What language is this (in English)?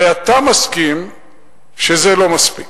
Hebrew